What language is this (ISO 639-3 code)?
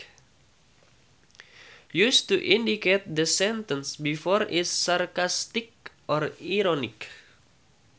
sun